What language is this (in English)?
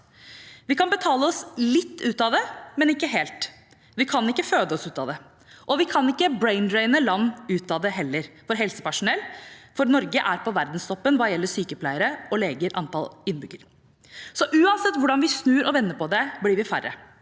Norwegian